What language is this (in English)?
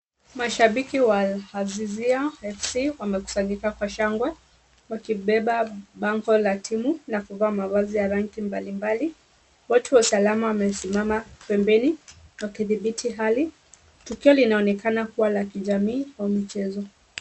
Swahili